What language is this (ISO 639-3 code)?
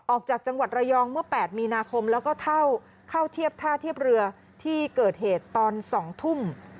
tha